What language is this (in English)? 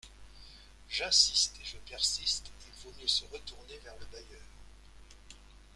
French